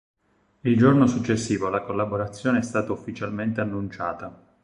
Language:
Italian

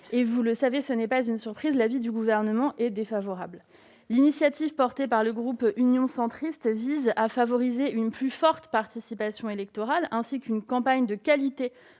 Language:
French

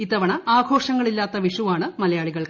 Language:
Malayalam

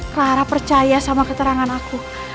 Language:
Indonesian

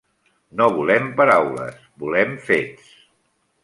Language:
Catalan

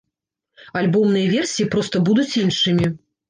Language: Belarusian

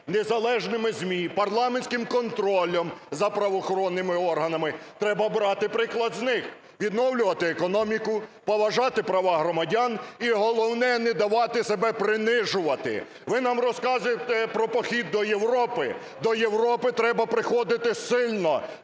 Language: Ukrainian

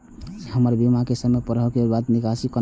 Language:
Maithili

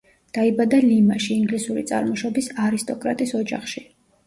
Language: Georgian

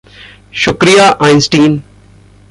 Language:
Hindi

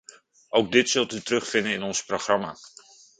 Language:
Dutch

